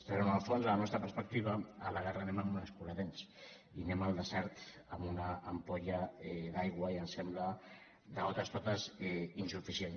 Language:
Catalan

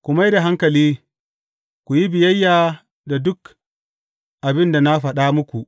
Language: Hausa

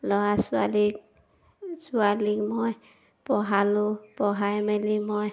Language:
Assamese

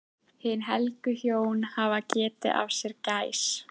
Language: Icelandic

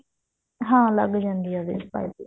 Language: Punjabi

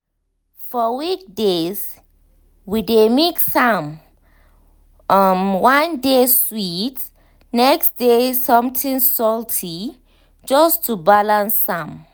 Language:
Nigerian Pidgin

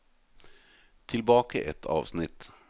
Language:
Norwegian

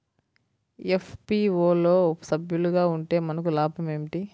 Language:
Telugu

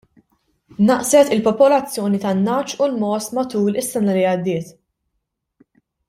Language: Maltese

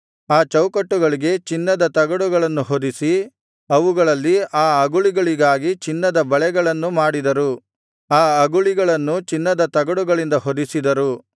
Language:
Kannada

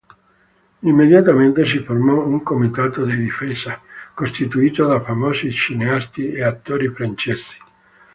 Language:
Italian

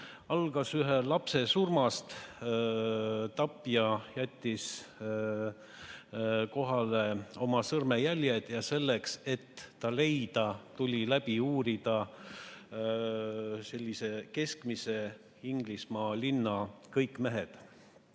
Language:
Estonian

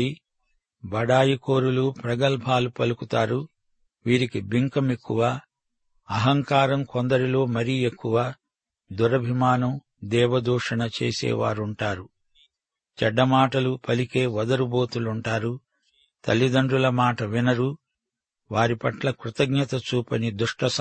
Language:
Telugu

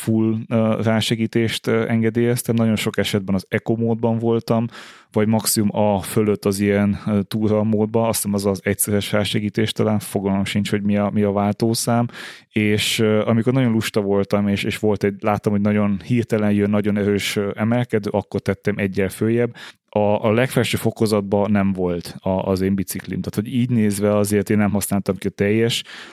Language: Hungarian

